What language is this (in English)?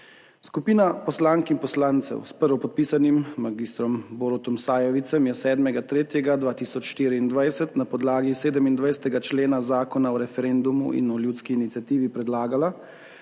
Slovenian